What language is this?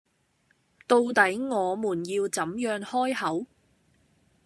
Cantonese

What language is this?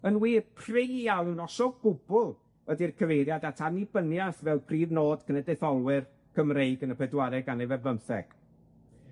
Welsh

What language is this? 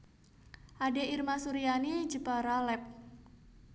Javanese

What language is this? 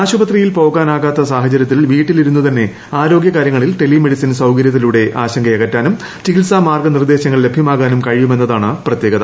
Malayalam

